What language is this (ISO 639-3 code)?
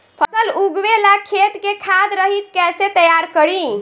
bho